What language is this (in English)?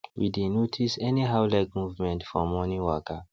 Nigerian Pidgin